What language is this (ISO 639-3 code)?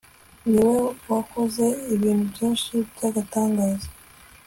kin